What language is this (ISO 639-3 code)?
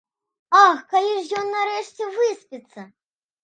bel